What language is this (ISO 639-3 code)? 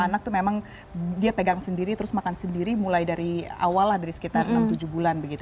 ind